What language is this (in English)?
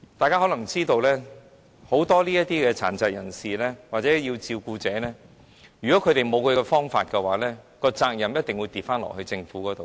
Cantonese